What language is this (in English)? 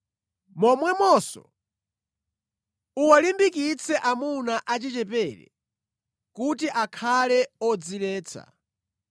Nyanja